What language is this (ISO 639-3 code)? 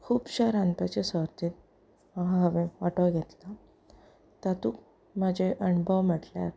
kok